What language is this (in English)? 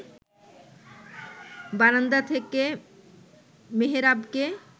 Bangla